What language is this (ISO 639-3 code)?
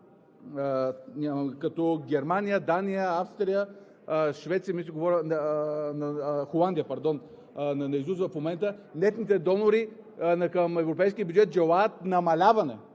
bul